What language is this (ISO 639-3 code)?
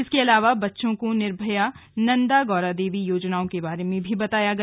hin